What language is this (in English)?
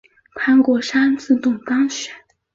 Chinese